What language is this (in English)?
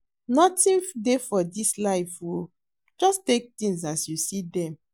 Nigerian Pidgin